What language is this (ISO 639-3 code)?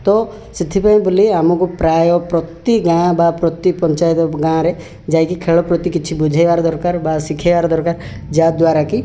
ori